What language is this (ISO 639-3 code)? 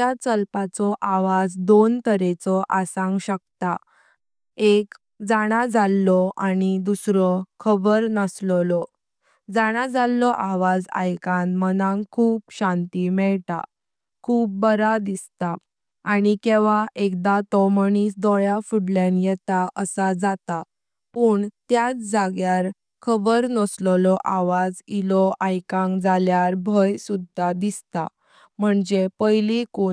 kok